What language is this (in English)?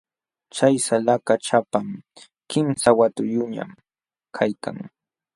Jauja Wanca Quechua